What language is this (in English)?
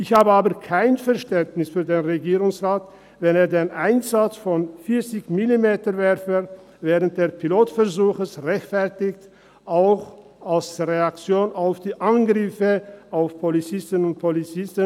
Swiss German